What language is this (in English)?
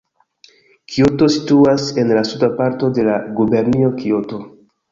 Esperanto